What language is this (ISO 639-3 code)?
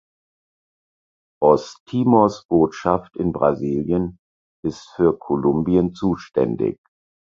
deu